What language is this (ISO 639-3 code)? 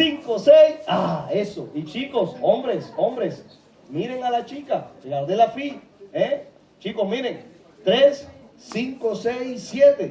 spa